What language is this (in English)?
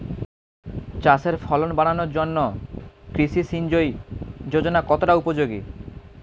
Bangla